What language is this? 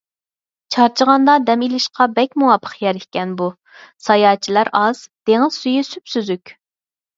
Uyghur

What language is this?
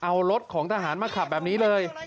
Thai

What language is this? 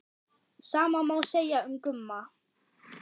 Icelandic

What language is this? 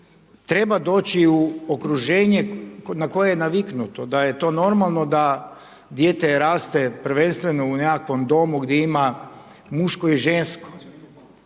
Croatian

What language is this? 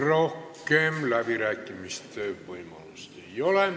Estonian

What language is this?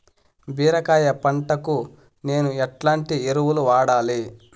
Telugu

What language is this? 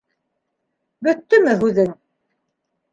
Bashkir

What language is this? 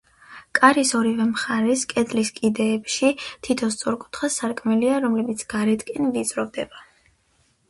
Georgian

